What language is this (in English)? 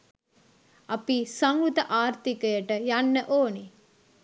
Sinhala